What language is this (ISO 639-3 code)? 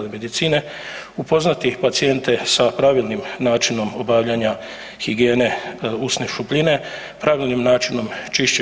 hrv